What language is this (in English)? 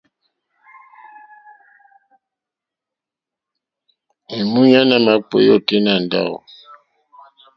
Mokpwe